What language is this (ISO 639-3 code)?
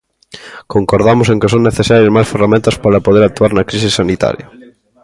glg